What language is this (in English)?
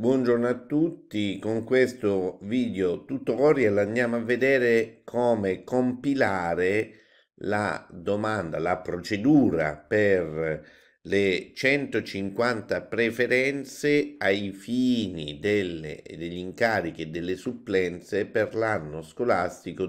Italian